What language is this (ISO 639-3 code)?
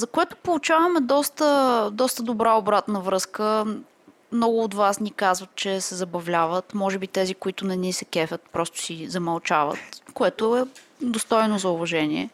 bul